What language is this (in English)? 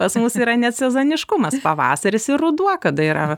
Lithuanian